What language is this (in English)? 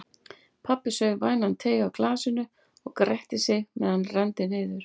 Icelandic